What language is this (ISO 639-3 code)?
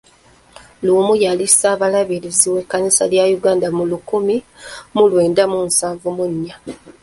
lug